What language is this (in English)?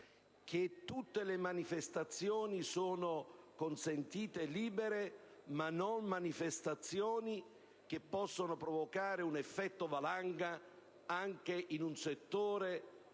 Italian